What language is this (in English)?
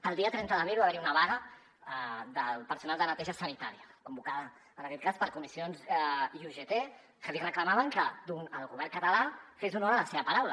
Catalan